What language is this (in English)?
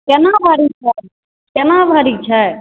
Maithili